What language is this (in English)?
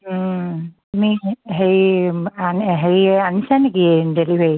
Assamese